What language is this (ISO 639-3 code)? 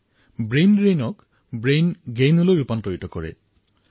asm